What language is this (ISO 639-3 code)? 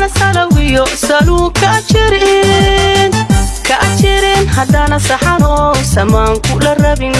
som